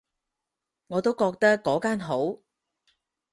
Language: Cantonese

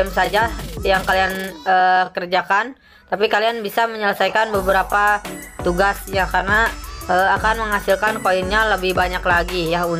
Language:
Indonesian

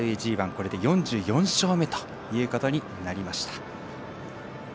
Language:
Japanese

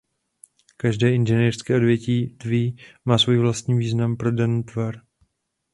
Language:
Czech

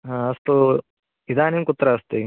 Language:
Sanskrit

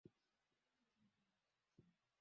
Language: Swahili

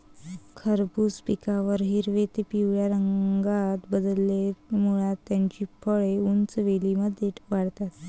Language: Marathi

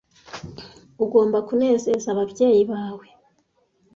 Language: Kinyarwanda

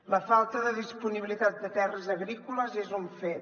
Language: Catalan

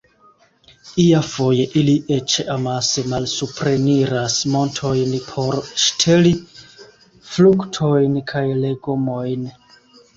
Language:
Esperanto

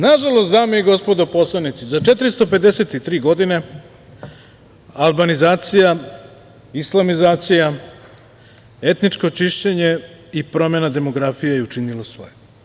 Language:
Serbian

